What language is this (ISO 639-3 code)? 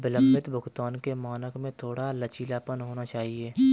hin